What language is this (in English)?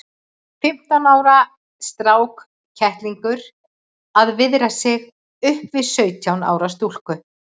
Icelandic